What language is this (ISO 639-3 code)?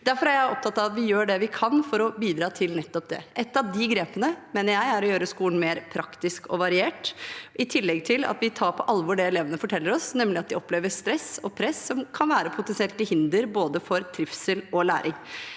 nor